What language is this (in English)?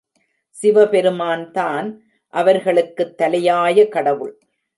Tamil